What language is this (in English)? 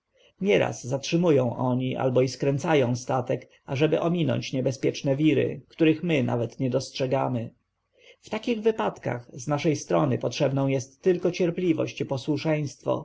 Polish